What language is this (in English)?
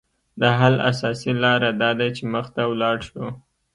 Pashto